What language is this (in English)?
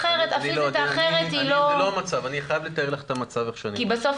Hebrew